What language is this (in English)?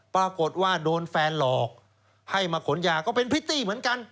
Thai